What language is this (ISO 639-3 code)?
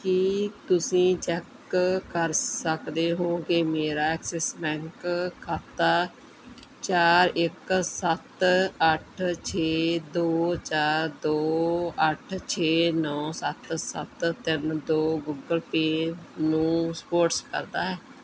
pan